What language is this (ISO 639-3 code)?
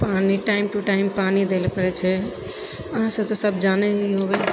mai